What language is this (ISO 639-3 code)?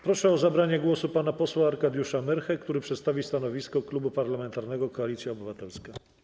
pol